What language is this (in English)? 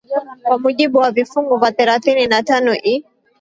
Swahili